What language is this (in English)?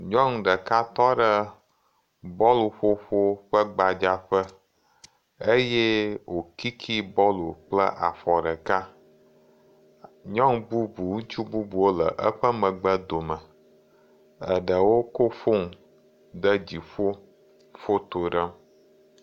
Ewe